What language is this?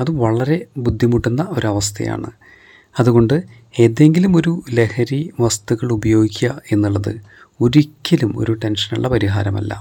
Malayalam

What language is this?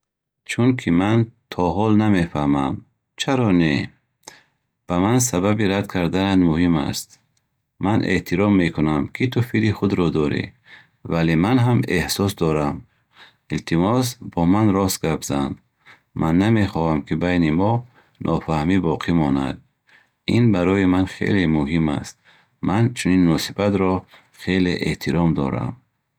Bukharic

